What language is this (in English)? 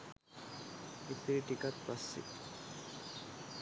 Sinhala